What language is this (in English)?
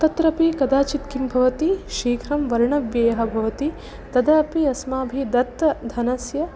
Sanskrit